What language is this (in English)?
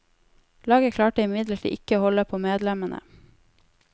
Norwegian